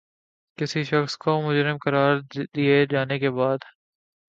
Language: Urdu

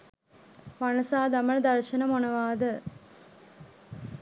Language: Sinhala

